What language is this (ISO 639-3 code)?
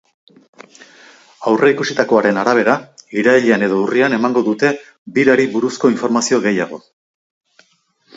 eus